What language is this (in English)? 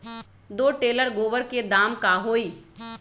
Magahi